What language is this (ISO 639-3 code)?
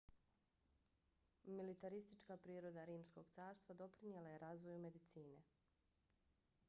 bos